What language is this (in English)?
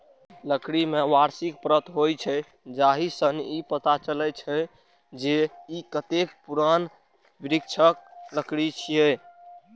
Maithili